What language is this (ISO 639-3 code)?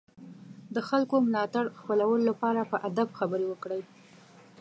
pus